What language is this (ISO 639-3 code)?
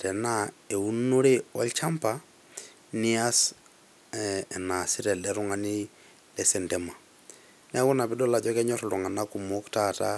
mas